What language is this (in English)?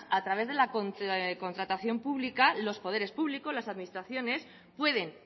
Spanish